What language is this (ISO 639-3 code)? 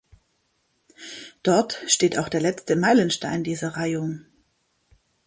deu